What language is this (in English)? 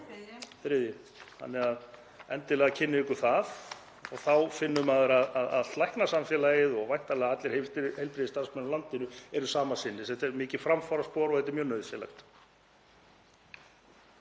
Icelandic